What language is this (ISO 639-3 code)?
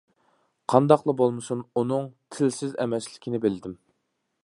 uig